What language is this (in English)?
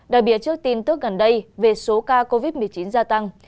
Vietnamese